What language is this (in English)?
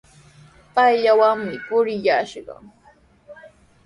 Sihuas Ancash Quechua